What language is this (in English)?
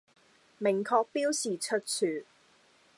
Cantonese